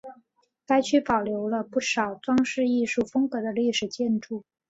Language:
Chinese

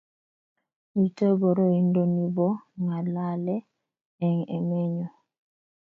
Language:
Kalenjin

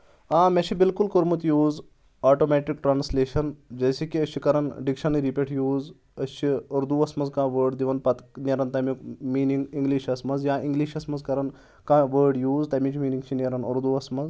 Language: Kashmiri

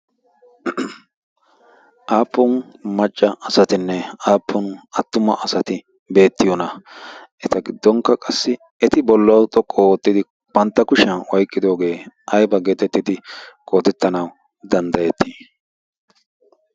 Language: Wolaytta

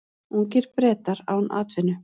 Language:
Icelandic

